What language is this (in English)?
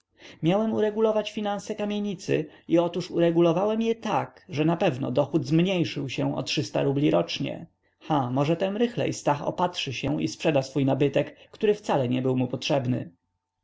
Polish